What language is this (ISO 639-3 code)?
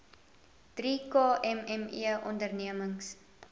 afr